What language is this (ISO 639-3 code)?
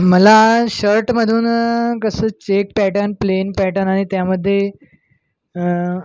mar